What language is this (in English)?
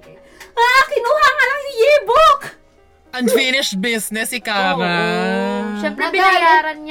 Filipino